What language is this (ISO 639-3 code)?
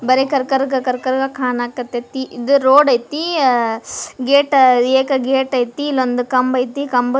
kan